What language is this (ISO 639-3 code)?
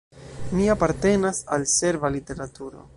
epo